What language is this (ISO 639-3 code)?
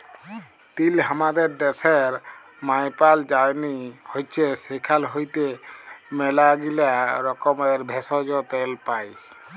ben